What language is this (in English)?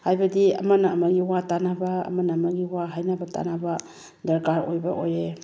Manipuri